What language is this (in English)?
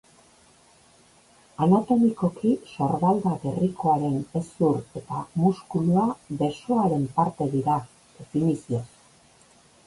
Basque